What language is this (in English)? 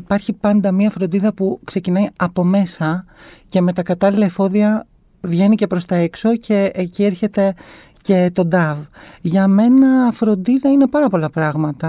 Greek